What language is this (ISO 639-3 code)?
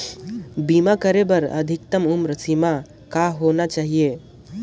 hne